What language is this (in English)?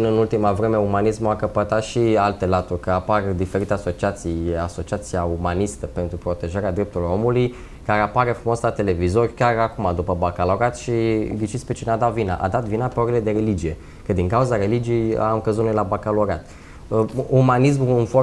Romanian